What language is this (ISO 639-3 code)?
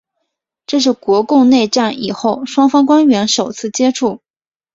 zho